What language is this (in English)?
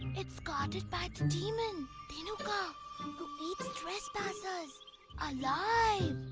English